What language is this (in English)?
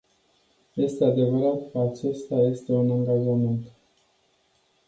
Romanian